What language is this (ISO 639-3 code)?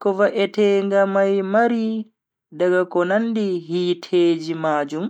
fui